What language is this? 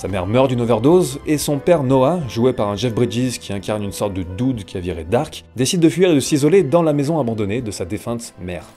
French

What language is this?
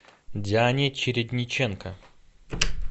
Russian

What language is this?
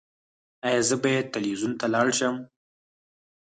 Pashto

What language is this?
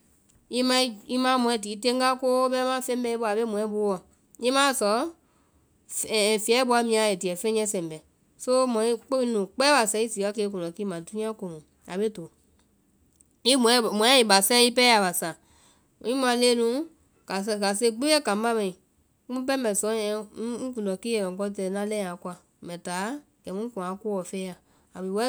Vai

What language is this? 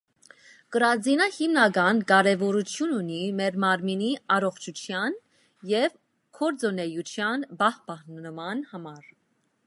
Armenian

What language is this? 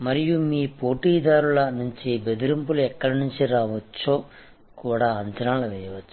Telugu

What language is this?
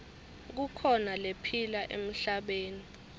Swati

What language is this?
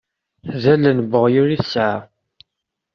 Kabyle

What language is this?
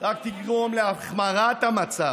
Hebrew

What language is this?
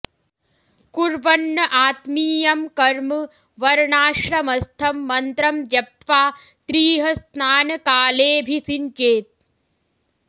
Sanskrit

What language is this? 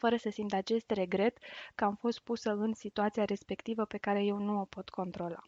Romanian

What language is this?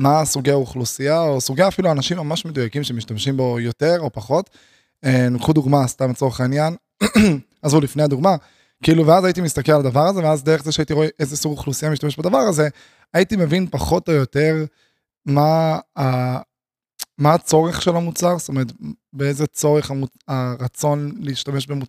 Hebrew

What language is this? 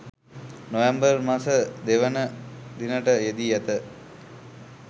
Sinhala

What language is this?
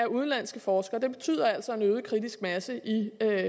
Danish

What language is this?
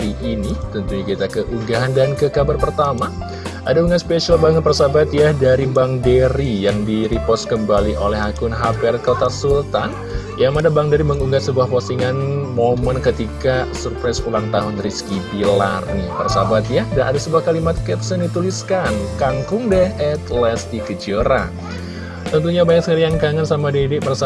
Indonesian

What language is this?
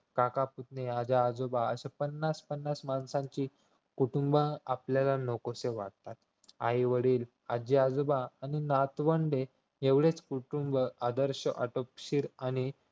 Marathi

